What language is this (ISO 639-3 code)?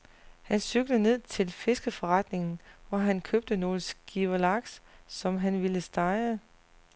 dan